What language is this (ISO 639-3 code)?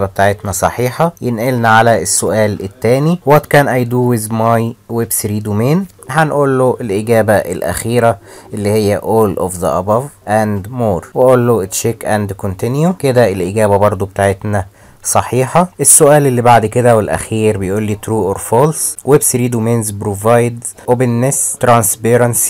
ara